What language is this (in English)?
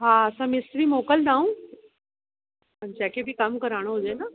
Sindhi